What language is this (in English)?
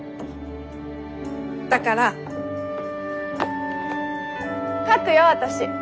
Japanese